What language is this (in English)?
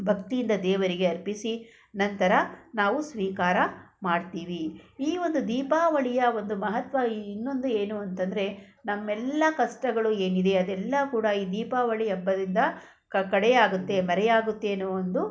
Kannada